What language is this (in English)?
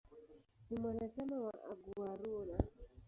Swahili